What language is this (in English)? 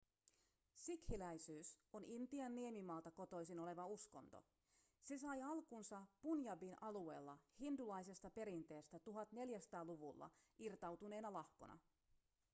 Finnish